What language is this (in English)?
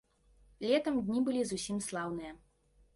Belarusian